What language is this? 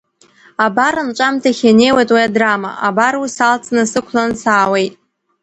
Abkhazian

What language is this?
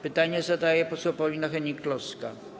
Polish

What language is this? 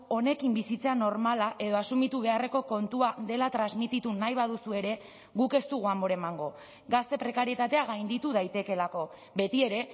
Basque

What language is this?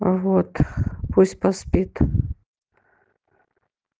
Russian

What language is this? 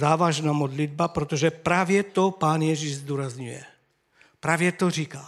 Czech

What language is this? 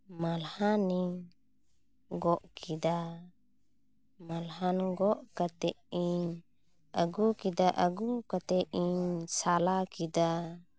Santali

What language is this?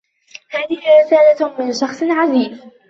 Arabic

